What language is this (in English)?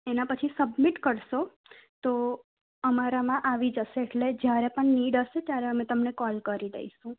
Gujarati